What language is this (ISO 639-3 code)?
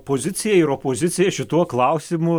lit